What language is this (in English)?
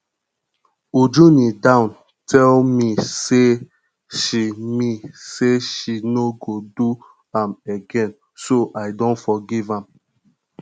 Nigerian Pidgin